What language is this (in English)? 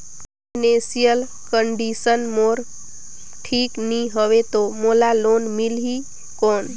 Chhattisgarhi